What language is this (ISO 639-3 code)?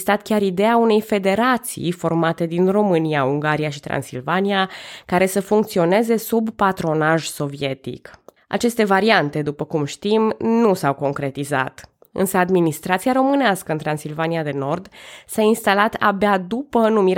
ron